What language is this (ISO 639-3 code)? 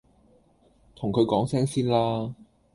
yue